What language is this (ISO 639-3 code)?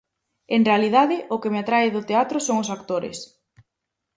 glg